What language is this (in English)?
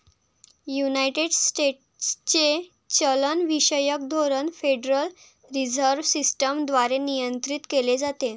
Marathi